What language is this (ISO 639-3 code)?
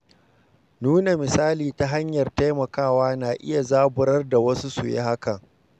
hau